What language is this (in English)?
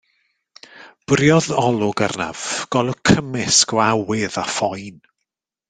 Welsh